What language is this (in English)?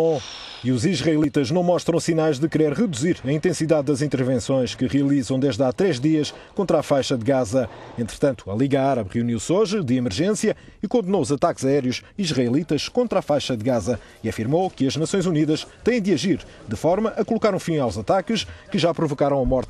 Portuguese